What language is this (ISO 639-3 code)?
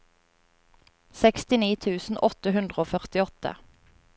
nor